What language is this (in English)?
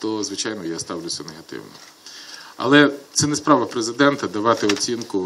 Ukrainian